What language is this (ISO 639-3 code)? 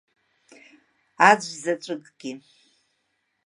abk